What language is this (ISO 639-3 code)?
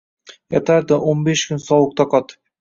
uzb